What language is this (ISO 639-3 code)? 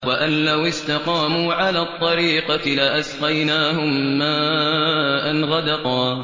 ara